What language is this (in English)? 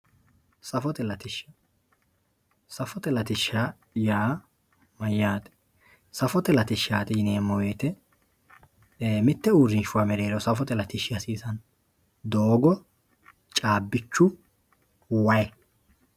Sidamo